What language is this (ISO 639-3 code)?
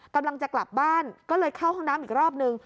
tha